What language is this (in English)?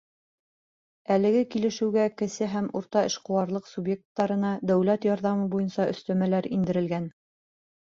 Bashkir